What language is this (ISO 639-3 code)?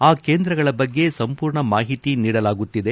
kan